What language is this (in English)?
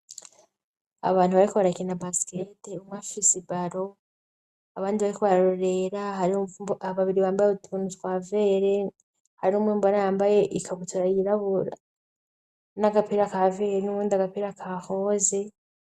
Rundi